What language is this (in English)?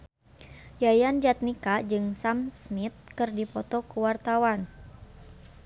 Sundanese